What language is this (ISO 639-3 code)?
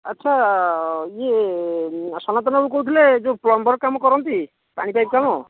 ori